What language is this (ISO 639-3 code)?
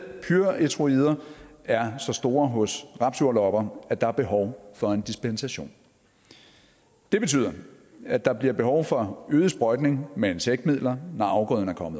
dan